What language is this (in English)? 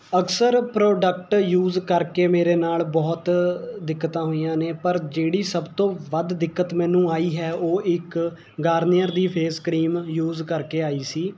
Punjabi